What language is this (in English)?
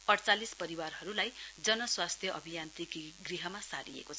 Nepali